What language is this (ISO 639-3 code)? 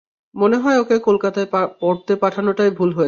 ben